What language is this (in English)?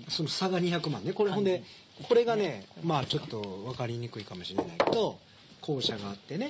Japanese